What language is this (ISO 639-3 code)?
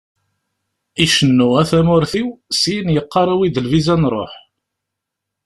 kab